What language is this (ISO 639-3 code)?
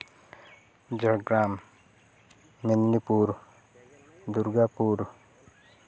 sat